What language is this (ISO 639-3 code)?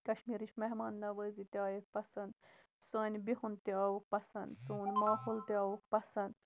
kas